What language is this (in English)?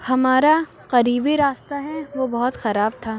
Urdu